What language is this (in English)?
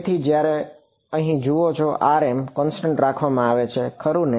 Gujarati